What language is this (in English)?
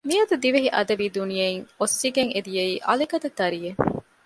Divehi